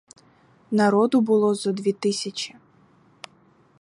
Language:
Ukrainian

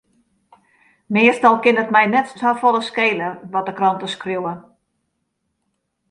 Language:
Western Frisian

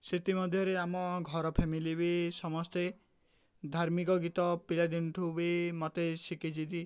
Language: Odia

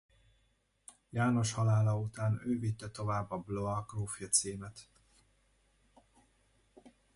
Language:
Hungarian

